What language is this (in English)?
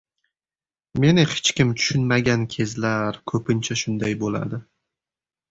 Uzbek